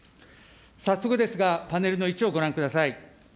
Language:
Japanese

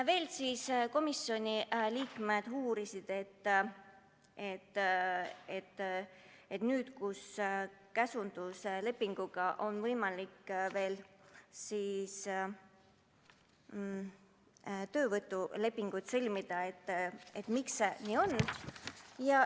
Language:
Estonian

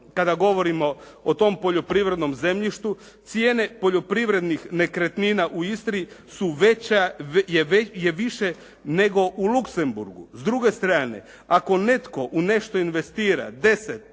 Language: Croatian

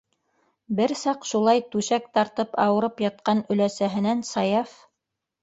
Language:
Bashkir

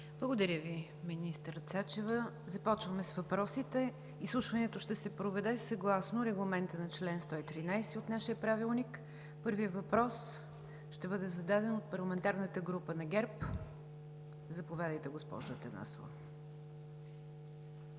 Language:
Bulgarian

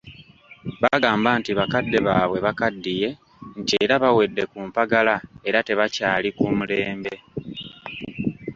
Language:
Ganda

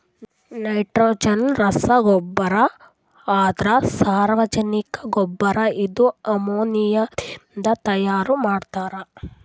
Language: Kannada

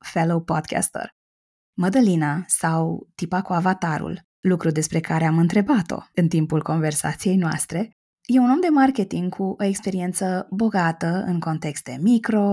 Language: Romanian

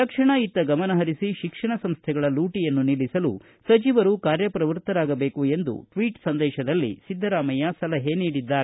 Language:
Kannada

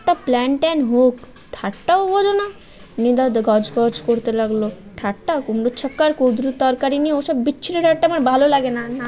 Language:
Bangla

